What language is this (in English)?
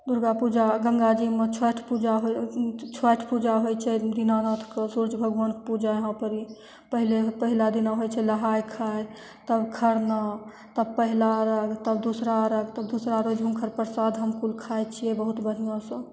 Maithili